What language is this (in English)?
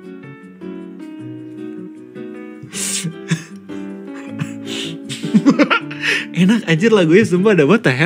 Indonesian